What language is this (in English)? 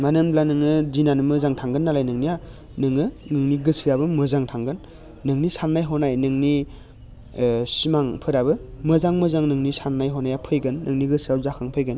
Bodo